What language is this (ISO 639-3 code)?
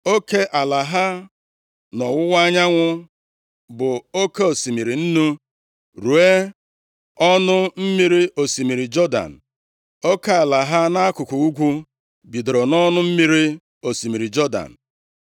ibo